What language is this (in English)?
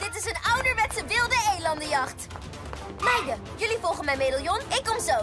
Dutch